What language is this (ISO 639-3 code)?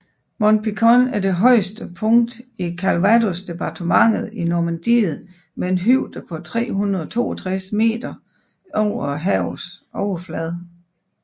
dan